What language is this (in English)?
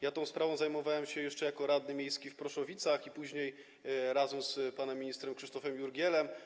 Polish